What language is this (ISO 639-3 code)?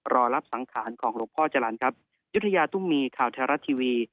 tha